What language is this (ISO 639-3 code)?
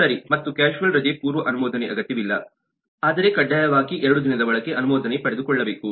kan